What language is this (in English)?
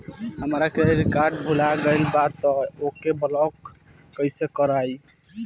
Bhojpuri